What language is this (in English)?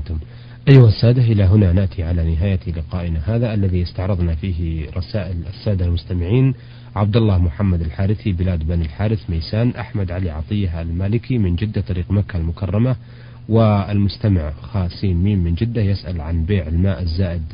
Arabic